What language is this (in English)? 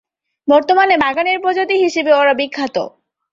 Bangla